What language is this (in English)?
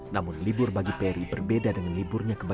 Indonesian